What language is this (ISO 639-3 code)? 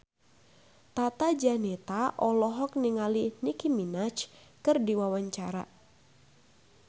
sun